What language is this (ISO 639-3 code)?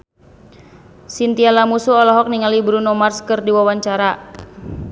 sun